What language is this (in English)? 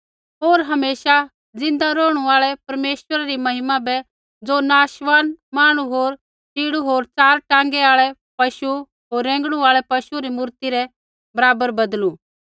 Kullu Pahari